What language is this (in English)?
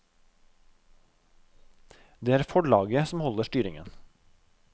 Norwegian